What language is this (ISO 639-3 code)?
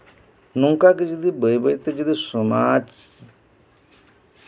sat